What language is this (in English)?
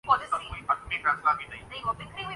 Urdu